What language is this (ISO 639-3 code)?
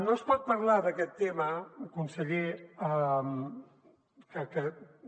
cat